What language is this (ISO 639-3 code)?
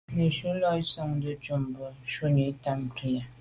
byv